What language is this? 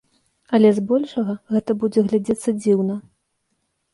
Belarusian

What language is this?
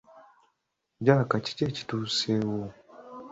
Ganda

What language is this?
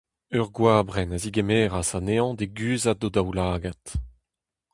Breton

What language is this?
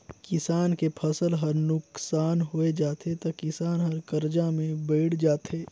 Chhattisgarhi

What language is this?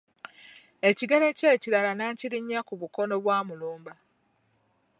Ganda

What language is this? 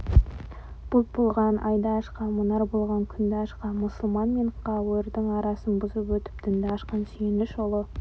Kazakh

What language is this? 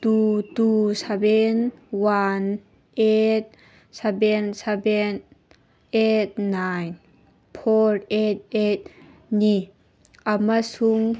Manipuri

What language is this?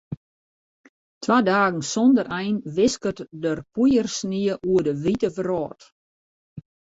Western Frisian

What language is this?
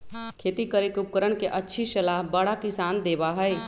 Magahi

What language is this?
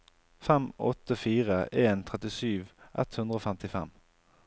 Norwegian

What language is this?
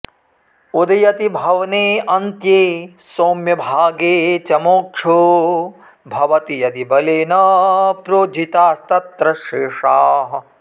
Sanskrit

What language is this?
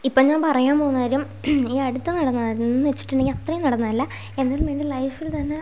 Malayalam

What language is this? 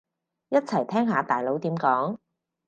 Cantonese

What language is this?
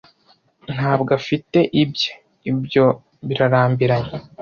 Kinyarwanda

